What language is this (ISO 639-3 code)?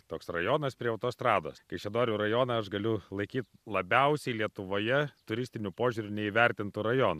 lit